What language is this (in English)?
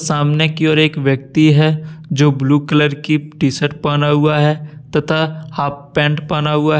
Hindi